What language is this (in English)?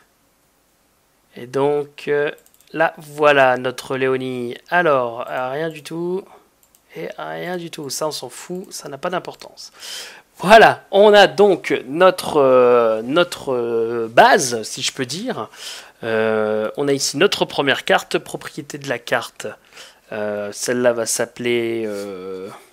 French